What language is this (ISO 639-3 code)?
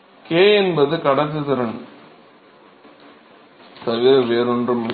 tam